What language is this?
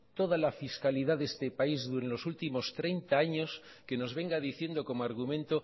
Spanish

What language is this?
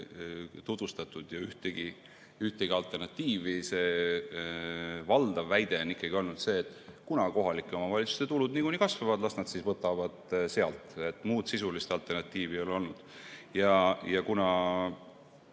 Estonian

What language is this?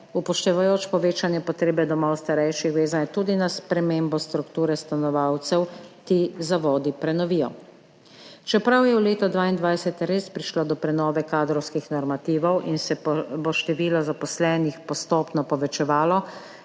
Slovenian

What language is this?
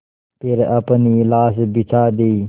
Hindi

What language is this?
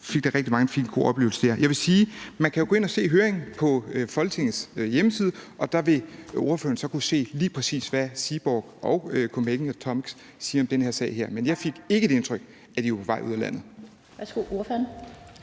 Danish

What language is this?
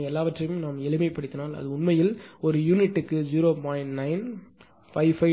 Tamil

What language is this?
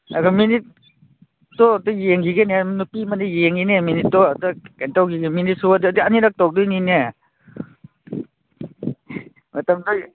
Manipuri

